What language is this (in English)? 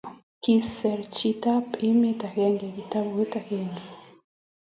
Kalenjin